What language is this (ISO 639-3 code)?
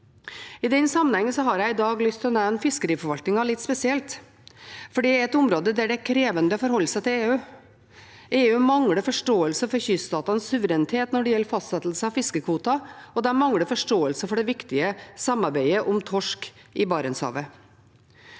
nor